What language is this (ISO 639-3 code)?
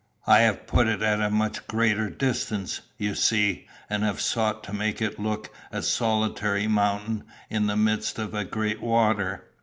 eng